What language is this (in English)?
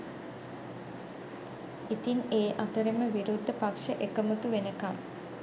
Sinhala